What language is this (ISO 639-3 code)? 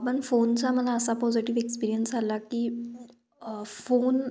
mar